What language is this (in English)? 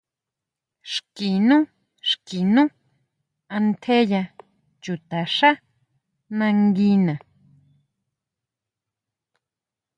Huautla Mazatec